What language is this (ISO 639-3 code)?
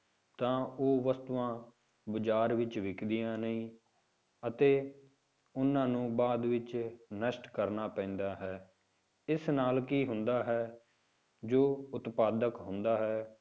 pan